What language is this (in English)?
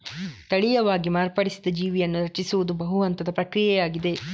Kannada